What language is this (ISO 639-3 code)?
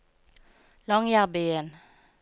nor